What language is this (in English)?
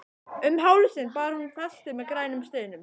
Icelandic